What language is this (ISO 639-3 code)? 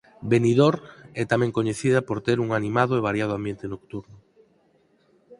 glg